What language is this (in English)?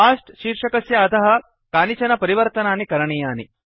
Sanskrit